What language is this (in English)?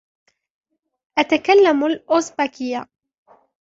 Arabic